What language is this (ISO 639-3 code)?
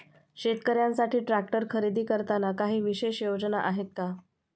mar